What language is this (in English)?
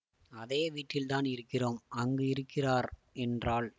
Tamil